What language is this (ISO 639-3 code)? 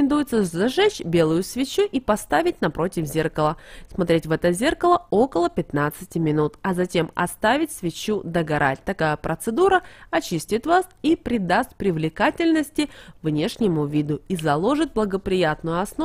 rus